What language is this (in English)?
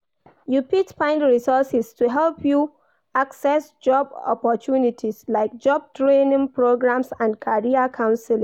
Nigerian Pidgin